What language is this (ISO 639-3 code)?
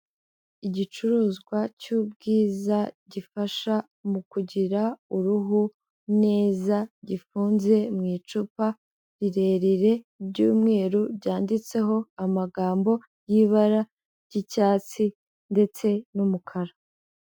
kin